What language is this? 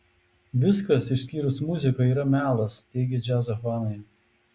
Lithuanian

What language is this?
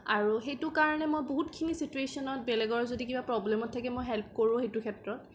Assamese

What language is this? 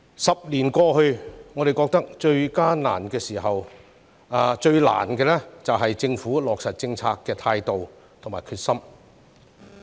Cantonese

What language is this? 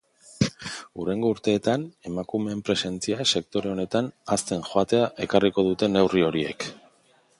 Basque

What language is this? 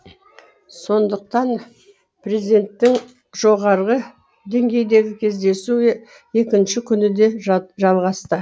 Kazakh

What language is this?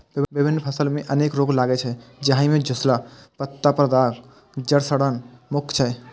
Maithili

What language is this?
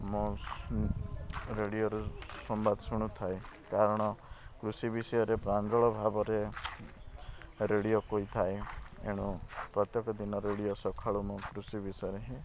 Odia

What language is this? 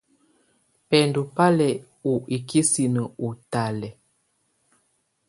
Tunen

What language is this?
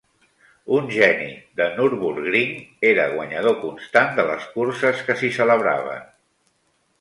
Catalan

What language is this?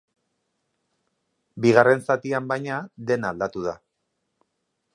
Basque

